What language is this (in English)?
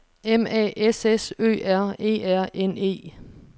Danish